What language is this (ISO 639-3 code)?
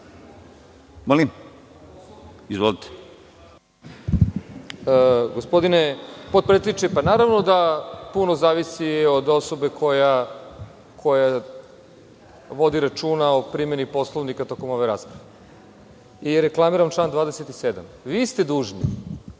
srp